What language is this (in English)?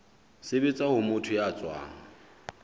Southern Sotho